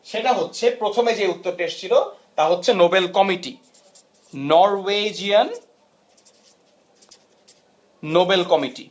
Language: Bangla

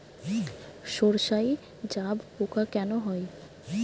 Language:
Bangla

